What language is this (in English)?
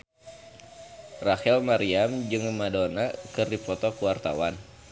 Sundanese